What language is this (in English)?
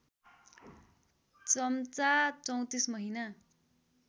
Nepali